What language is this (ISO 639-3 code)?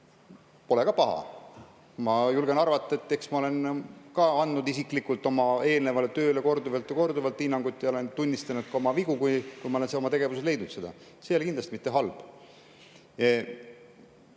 est